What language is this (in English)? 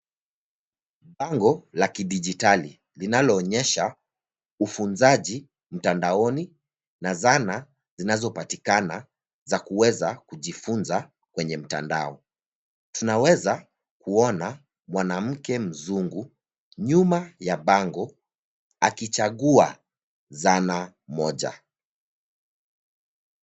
Swahili